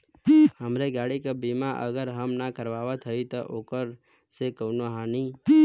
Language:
Bhojpuri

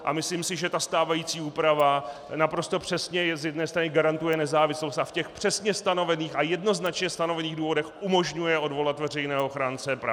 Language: Czech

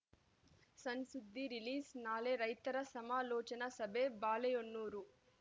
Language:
Kannada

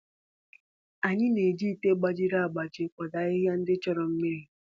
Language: Igbo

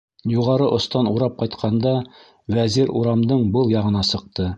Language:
Bashkir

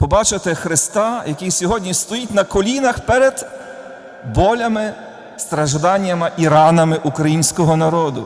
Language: Ukrainian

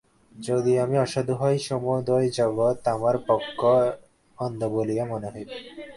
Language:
Bangla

